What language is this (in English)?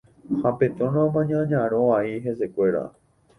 Guarani